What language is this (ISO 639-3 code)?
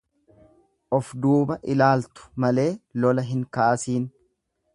orm